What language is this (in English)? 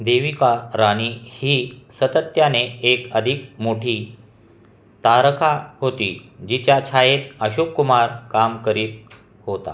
Marathi